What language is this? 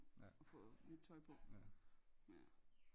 Danish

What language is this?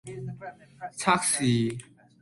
Cantonese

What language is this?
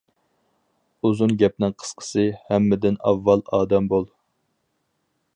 Uyghur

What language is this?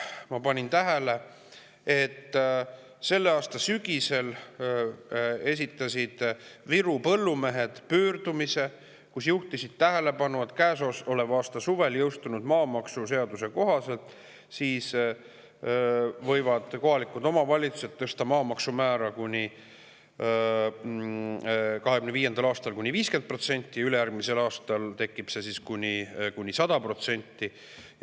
Estonian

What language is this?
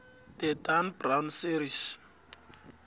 South Ndebele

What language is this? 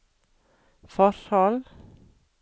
Norwegian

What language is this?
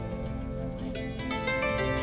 Indonesian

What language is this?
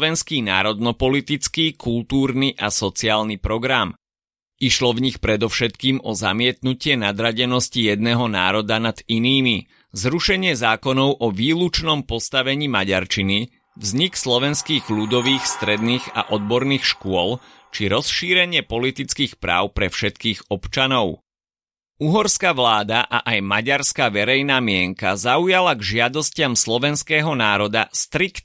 Slovak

